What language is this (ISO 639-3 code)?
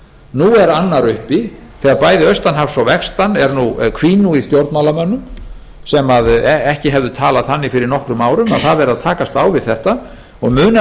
isl